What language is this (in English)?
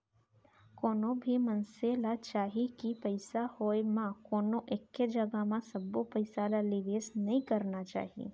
Chhattisgarhi